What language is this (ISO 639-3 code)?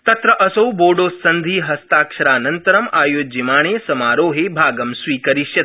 san